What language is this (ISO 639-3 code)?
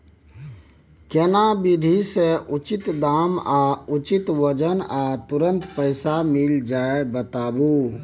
mai